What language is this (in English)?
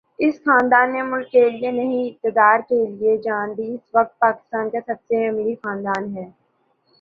Urdu